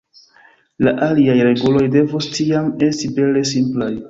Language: Esperanto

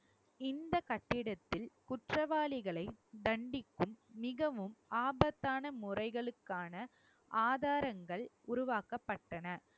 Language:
Tamil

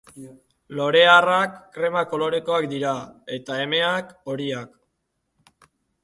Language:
Basque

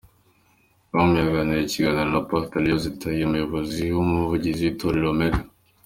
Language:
Kinyarwanda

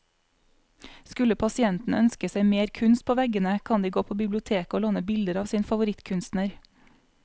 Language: Norwegian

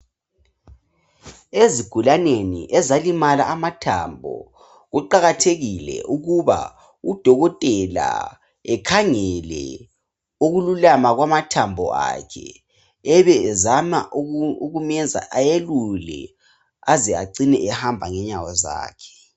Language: North Ndebele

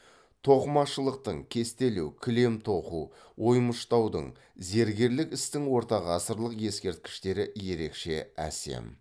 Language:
Kazakh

